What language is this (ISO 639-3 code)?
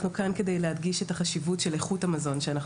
heb